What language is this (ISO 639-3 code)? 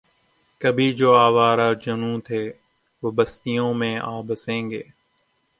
urd